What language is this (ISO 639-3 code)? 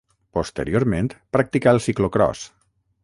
cat